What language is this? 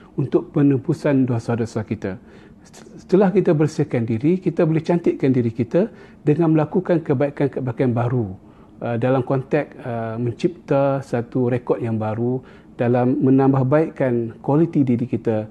Malay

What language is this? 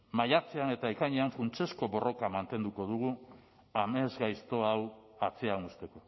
Basque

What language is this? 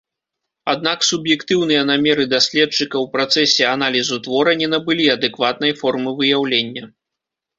Belarusian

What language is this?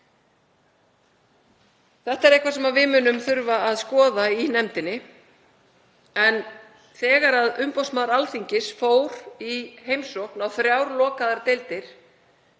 Icelandic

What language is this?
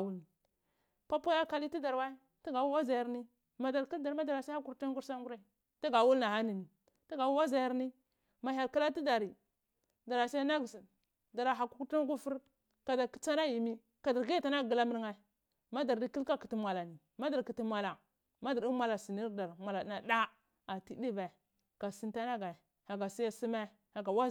Cibak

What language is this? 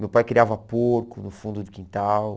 Portuguese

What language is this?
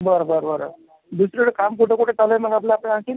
Marathi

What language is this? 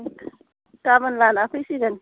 Bodo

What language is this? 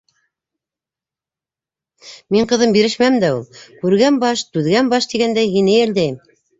Bashkir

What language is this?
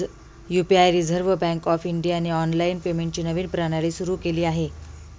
Marathi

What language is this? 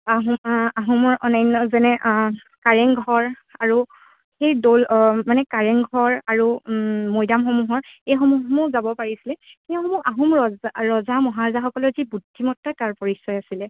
Assamese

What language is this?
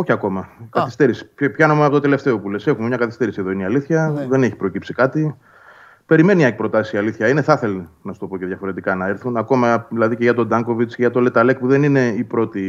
Greek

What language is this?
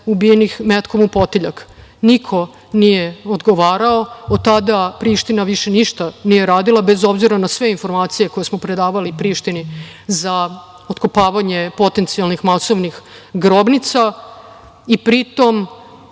Serbian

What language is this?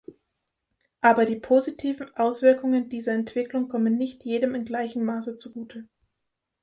German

